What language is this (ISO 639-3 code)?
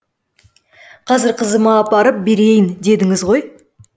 kaz